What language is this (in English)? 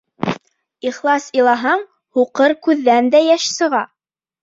Bashkir